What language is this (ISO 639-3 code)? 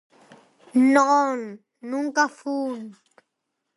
glg